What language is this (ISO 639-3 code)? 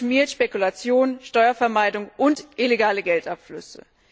deu